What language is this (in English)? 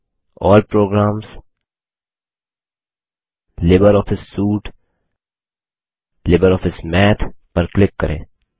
Hindi